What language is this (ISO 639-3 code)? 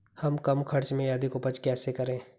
hin